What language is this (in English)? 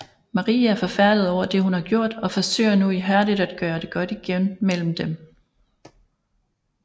Danish